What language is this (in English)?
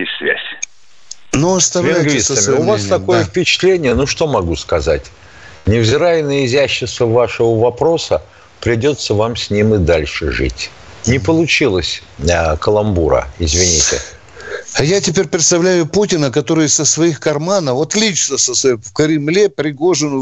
Russian